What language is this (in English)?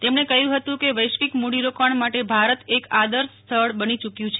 Gujarati